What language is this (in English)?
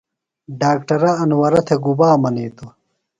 Phalura